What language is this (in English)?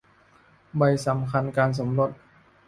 Thai